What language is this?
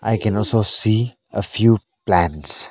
English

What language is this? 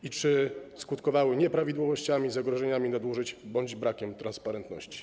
Polish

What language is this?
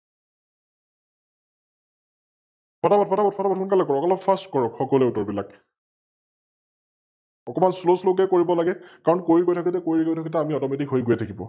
Assamese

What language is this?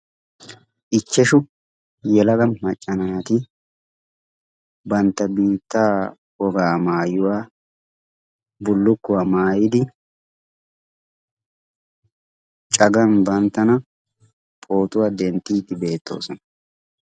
Wolaytta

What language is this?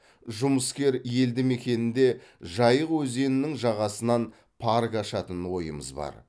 Kazakh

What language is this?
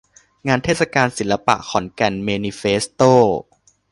Thai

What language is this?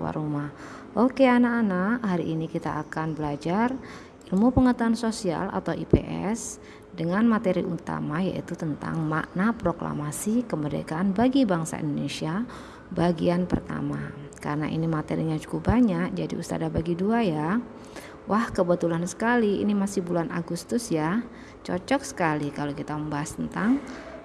Indonesian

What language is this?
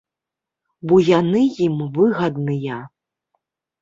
Belarusian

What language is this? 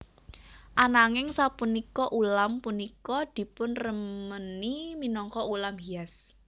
Javanese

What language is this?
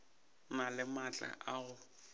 Northern Sotho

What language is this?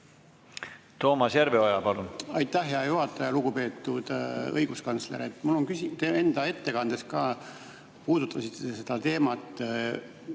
Estonian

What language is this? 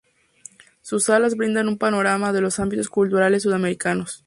Spanish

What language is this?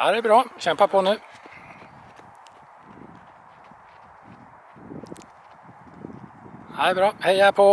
Swedish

